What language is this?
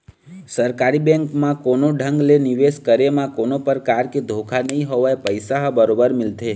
Chhattisgarhi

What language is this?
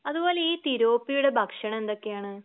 Malayalam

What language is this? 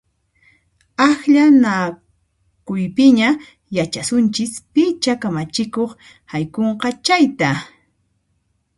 Puno Quechua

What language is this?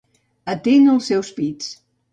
Catalan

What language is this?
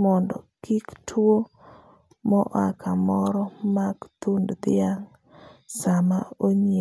Luo (Kenya and Tanzania)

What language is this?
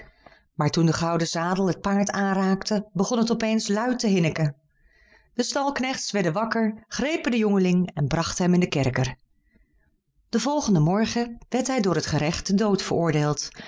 Dutch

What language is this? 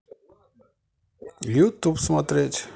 Russian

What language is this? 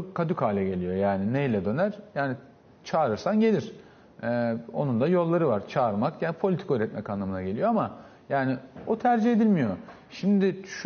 Turkish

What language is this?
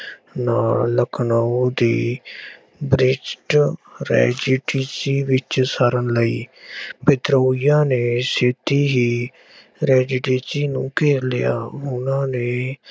Punjabi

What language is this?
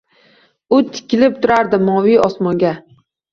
Uzbek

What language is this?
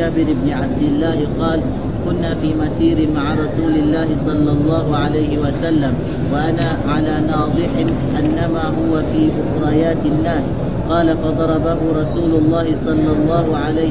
Arabic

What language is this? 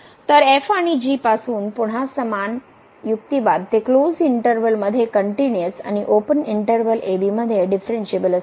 Marathi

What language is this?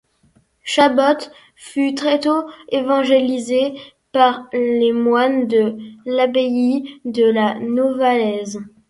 French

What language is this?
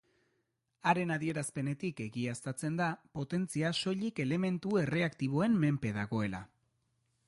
Basque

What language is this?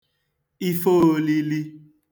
Igbo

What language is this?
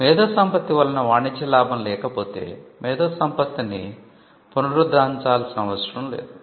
Telugu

